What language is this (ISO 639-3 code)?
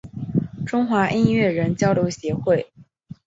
zho